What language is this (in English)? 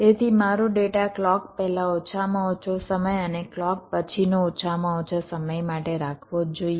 Gujarati